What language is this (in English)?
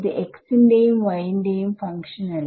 Malayalam